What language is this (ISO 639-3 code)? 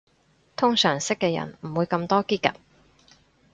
yue